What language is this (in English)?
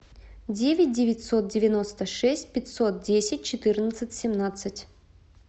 Russian